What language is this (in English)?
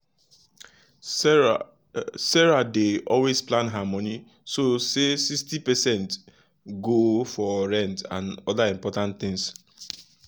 Nigerian Pidgin